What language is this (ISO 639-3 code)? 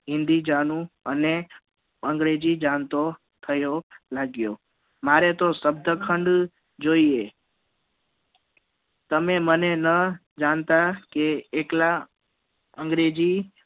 guj